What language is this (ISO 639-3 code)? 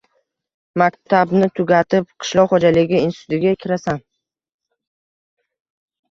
uzb